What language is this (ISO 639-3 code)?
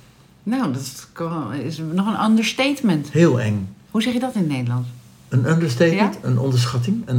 nld